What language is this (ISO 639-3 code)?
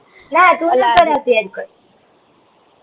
guj